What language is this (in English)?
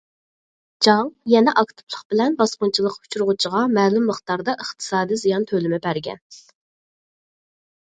Uyghur